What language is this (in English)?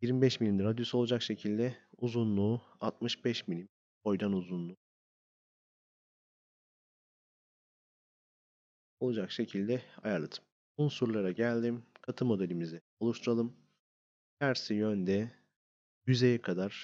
Turkish